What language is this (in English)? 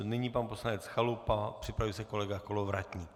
Czech